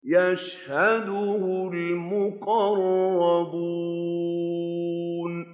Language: Arabic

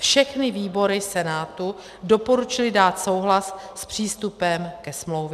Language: Czech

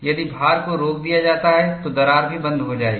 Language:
Hindi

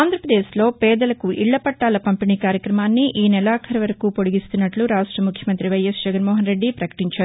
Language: Telugu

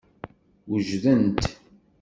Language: Kabyle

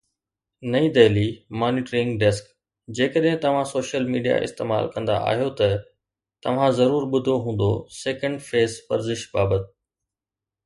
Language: Sindhi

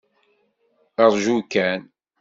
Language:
Kabyle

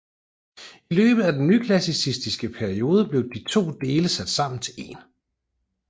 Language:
Danish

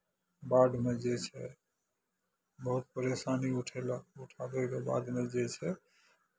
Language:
Maithili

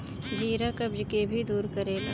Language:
Bhojpuri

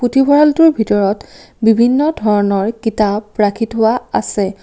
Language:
Assamese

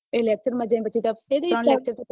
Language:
Gujarati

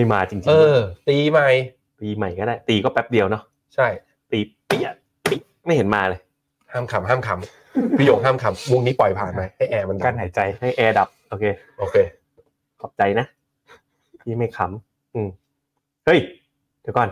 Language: Thai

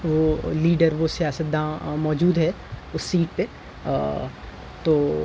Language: Urdu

